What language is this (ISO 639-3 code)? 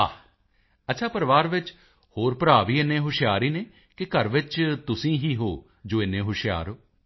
pan